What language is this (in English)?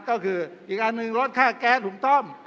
Thai